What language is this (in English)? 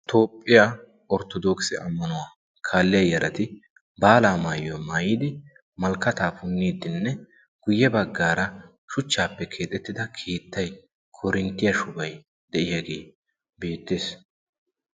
Wolaytta